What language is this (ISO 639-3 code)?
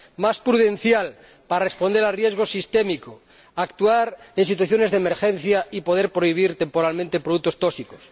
spa